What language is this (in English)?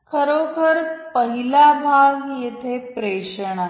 Marathi